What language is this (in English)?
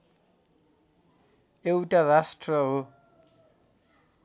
Nepali